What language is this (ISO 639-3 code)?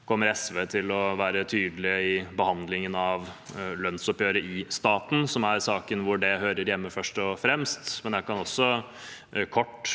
nor